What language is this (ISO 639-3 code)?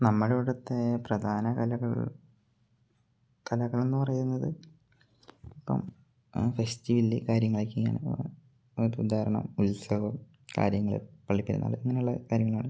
mal